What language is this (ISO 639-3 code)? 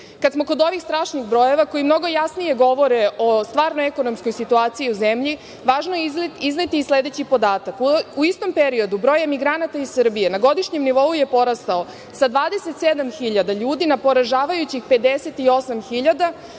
srp